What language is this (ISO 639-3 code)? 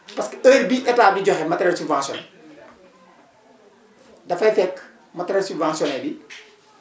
wol